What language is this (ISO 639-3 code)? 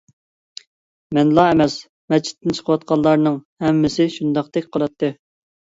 uig